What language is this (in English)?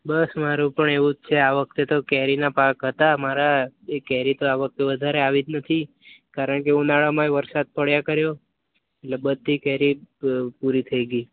Gujarati